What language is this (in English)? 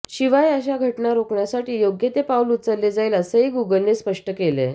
Marathi